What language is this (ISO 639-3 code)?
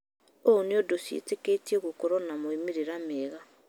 kik